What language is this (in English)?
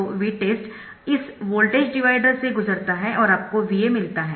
Hindi